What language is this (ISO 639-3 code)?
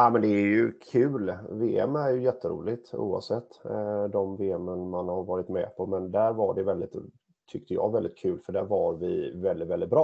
swe